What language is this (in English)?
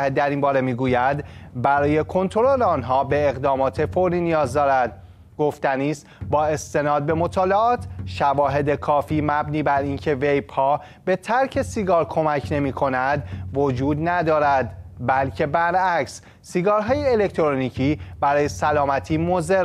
Persian